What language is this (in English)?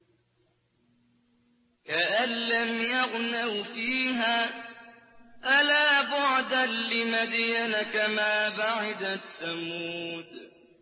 Arabic